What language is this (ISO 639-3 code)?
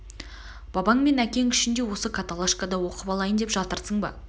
kaz